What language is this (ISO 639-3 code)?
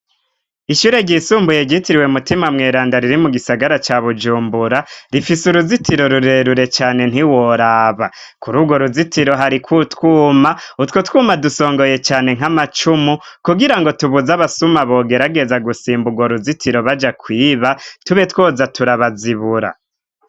run